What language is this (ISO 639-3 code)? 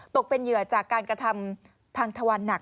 tha